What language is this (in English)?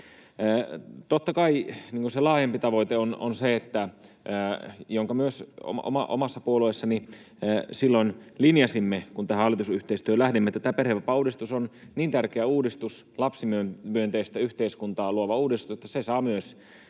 Finnish